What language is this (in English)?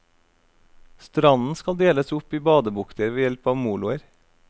Norwegian